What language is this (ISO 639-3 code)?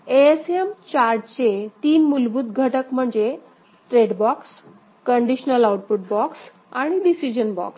mar